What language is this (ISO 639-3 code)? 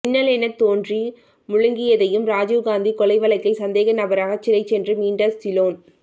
tam